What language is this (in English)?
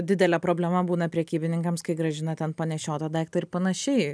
Lithuanian